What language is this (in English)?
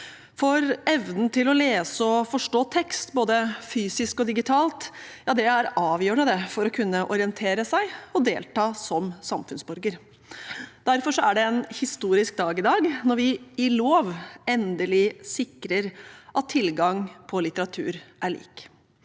Norwegian